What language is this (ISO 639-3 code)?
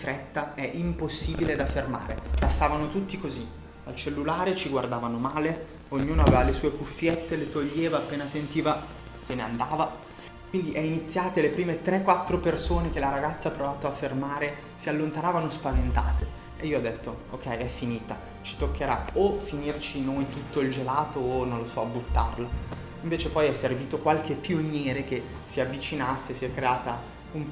ita